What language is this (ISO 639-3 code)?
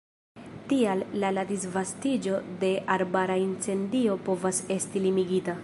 epo